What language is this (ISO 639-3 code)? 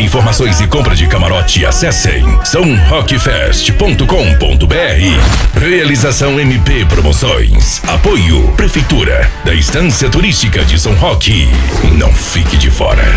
por